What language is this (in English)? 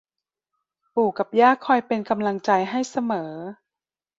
Thai